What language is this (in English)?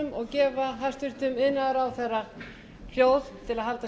Icelandic